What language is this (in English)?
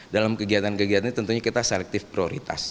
Indonesian